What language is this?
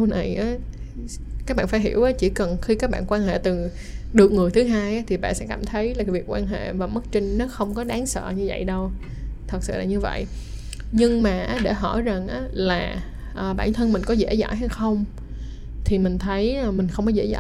Vietnamese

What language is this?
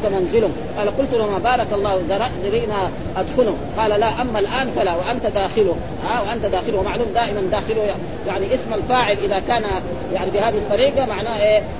Arabic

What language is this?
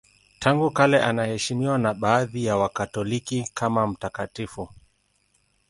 Swahili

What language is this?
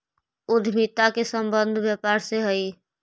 Magahi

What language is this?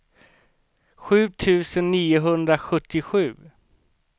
Swedish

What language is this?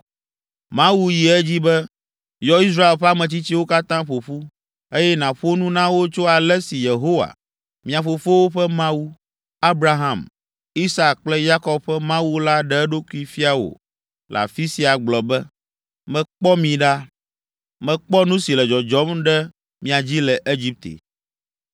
Ewe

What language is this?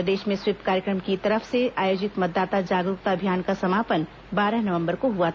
Hindi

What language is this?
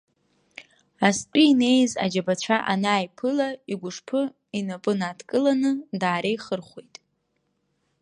Abkhazian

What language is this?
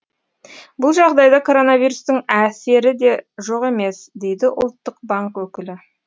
Kazakh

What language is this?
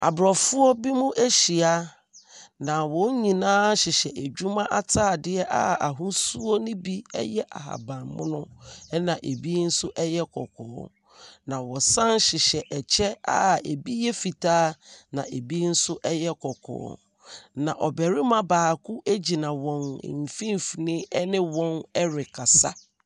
Akan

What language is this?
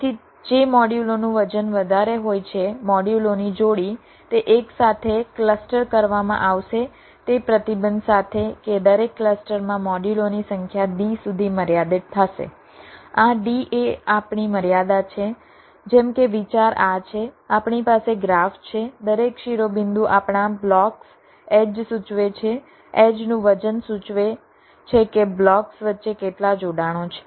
Gujarati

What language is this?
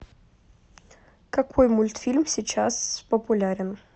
Russian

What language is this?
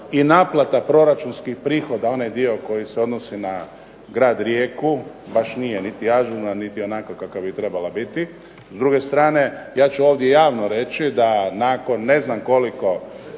Croatian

